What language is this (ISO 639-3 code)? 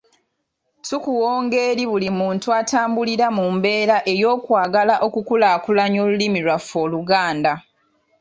lug